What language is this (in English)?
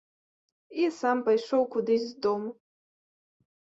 Belarusian